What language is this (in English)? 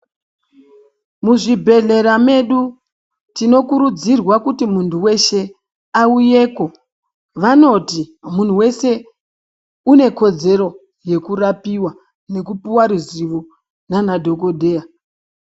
Ndau